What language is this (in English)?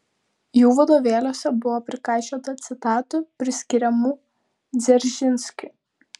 Lithuanian